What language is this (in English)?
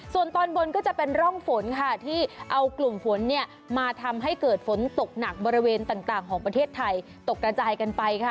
Thai